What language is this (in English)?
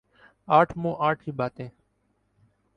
Urdu